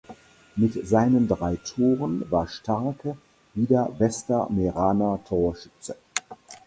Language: German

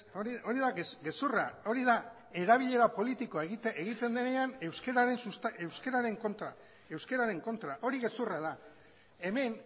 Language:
Basque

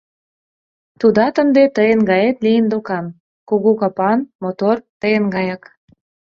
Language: Mari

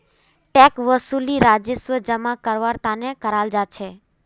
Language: Magahi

